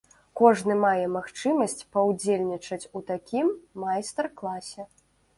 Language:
Belarusian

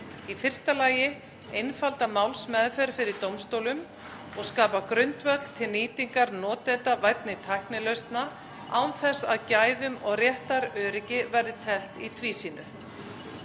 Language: Icelandic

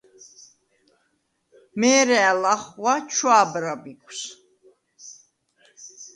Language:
Svan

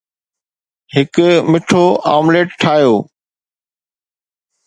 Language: Sindhi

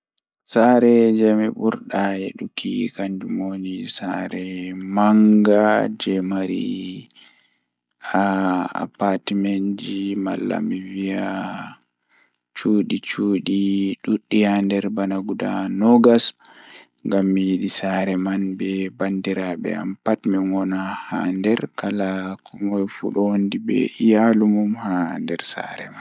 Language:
Fula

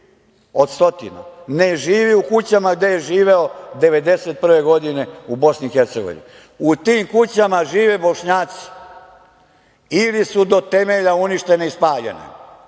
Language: Serbian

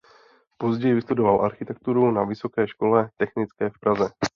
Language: Czech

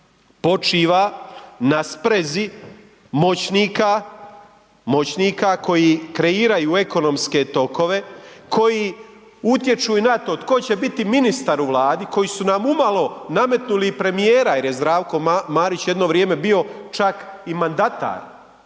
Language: Croatian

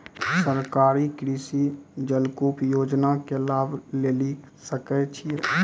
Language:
Maithili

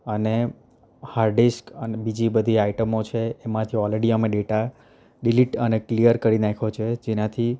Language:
Gujarati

